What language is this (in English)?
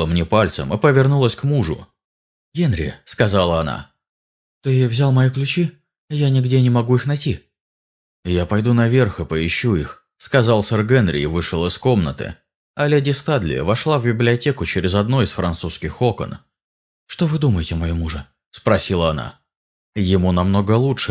Russian